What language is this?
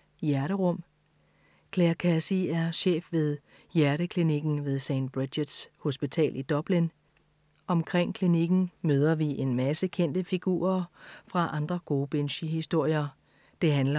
Danish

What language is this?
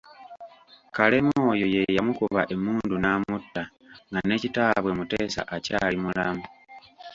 Ganda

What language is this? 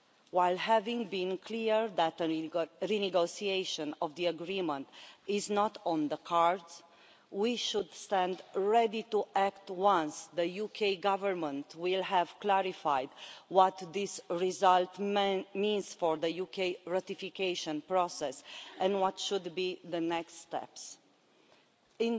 English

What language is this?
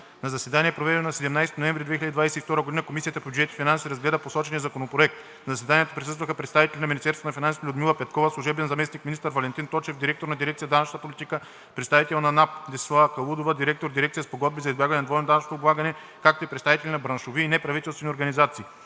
Bulgarian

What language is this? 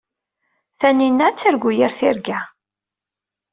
Kabyle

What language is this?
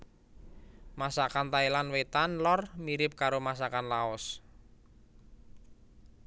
Javanese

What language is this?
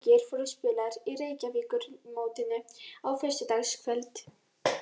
Icelandic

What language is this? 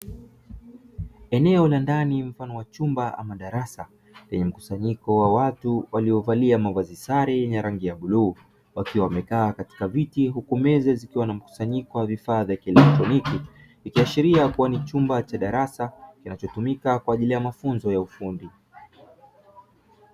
Swahili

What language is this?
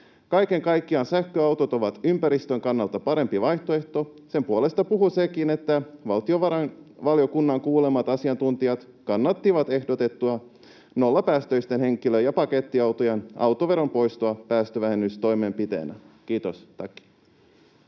Finnish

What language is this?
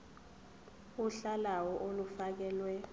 Zulu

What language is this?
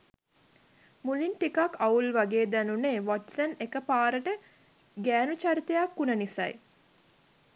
Sinhala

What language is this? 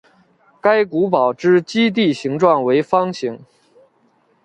Chinese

